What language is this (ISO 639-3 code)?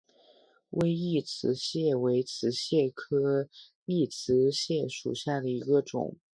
zho